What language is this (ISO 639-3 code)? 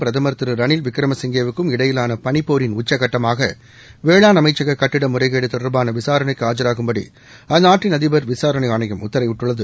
tam